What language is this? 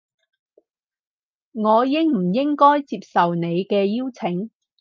Cantonese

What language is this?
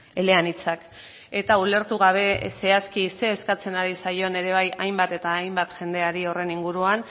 Basque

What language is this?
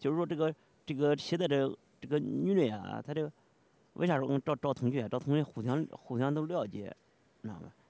Chinese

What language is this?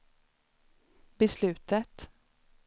Swedish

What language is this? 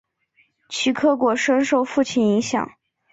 Chinese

